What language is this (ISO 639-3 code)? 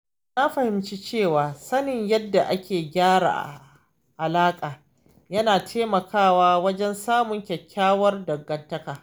hau